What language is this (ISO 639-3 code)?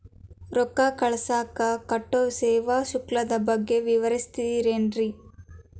kan